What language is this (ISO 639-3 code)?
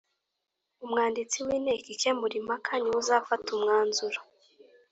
kin